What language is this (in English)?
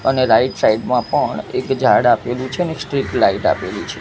Gujarati